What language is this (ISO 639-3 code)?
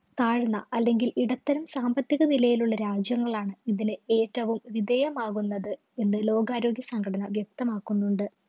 mal